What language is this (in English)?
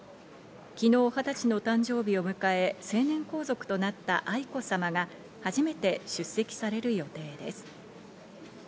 Japanese